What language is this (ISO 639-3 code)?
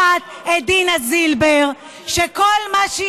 heb